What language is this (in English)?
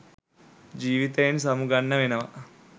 Sinhala